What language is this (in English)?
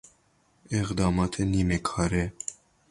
Persian